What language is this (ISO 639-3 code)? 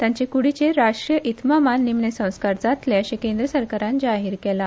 kok